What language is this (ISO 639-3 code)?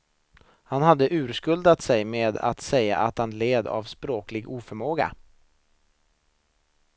swe